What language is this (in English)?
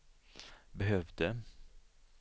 Swedish